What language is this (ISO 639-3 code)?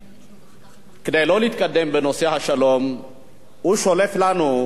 heb